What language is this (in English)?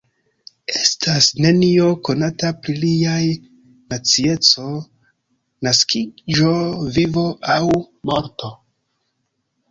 Esperanto